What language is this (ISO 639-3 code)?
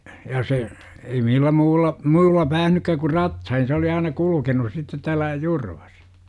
fin